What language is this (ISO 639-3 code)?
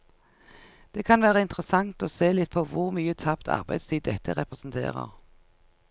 nor